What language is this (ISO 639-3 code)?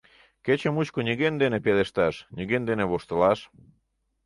chm